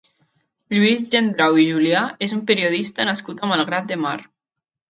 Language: Catalan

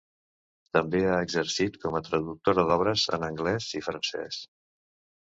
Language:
Catalan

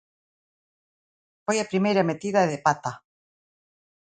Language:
Galician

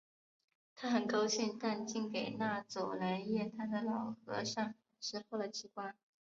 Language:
Chinese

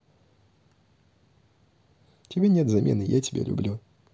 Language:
Russian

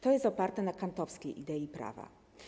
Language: Polish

